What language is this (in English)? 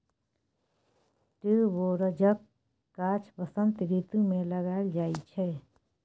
Maithili